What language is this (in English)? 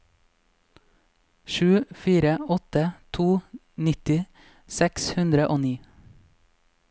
Norwegian